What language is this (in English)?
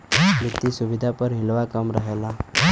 Bhojpuri